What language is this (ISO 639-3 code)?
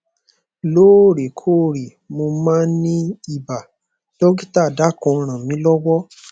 yor